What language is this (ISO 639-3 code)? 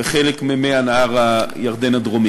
heb